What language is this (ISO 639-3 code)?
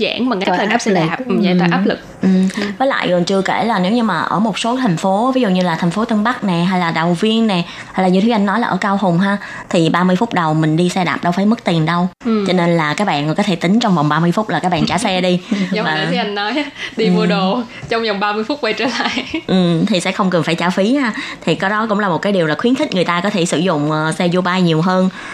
vie